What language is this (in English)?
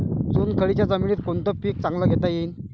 Marathi